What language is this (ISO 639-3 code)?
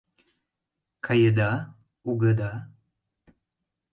chm